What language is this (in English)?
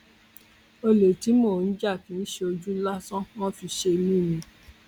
Yoruba